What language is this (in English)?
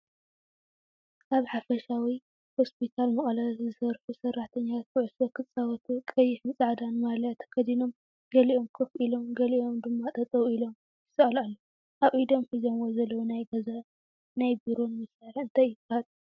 Tigrinya